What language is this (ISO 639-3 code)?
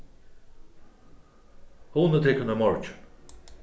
fao